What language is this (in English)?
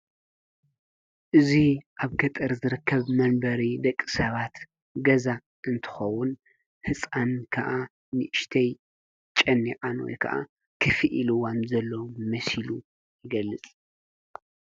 Tigrinya